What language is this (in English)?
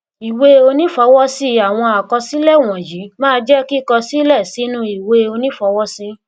Yoruba